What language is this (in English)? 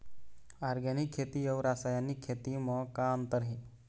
Chhattisgarhi